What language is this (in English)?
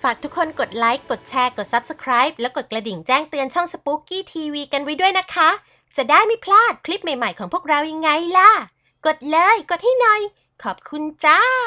Thai